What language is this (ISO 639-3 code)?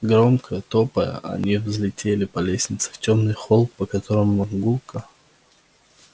rus